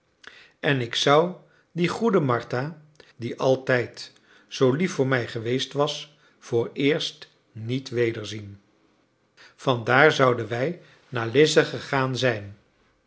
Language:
Dutch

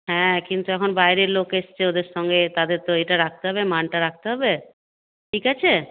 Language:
Bangla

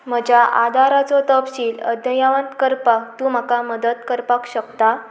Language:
Konkani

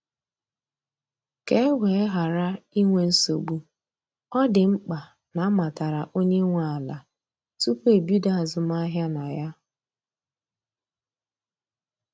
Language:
Igbo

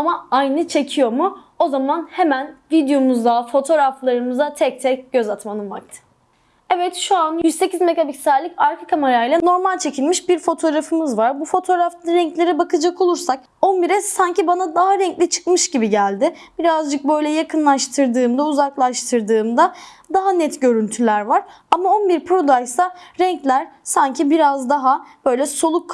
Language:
Turkish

